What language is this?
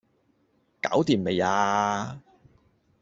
Cantonese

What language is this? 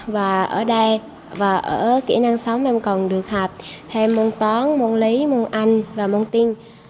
Vietnamese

